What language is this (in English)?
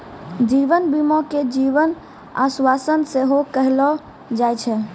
Maithili